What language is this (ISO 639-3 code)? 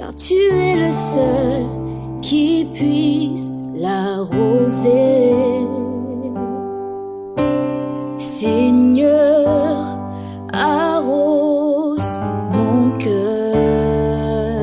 vie